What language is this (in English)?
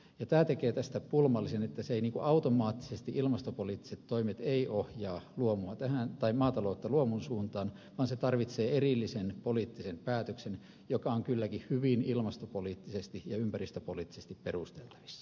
Finnish